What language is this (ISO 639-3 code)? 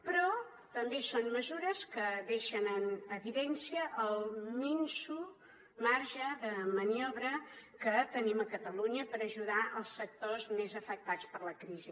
cat